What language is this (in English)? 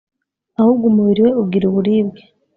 Kinyarwanda